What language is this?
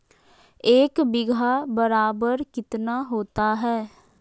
Magahi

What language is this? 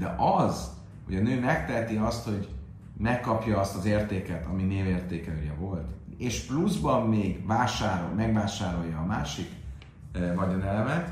Hungarian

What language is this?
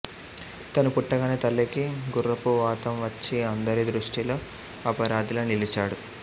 Telugu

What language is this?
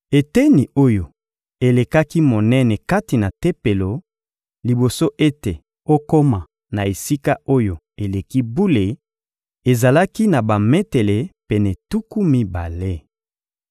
Lingala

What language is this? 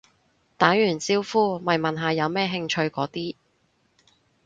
Cantonese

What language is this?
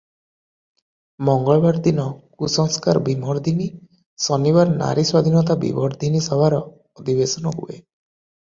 Odia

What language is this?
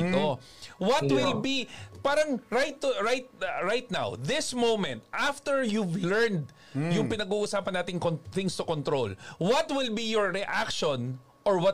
Filipino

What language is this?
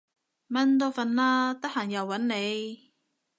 Cantonese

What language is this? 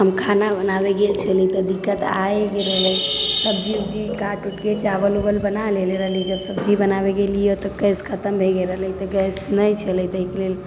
Maithili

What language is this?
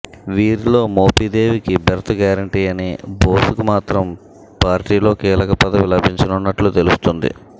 Telugu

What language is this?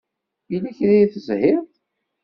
Kabyle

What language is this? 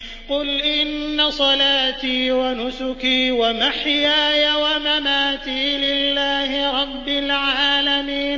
Arabic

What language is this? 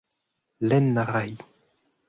Breton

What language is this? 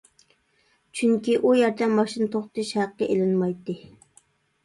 Uyghur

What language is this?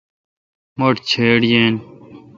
Kalkoti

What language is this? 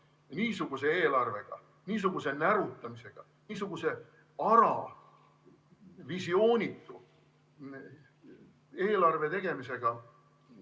Estonian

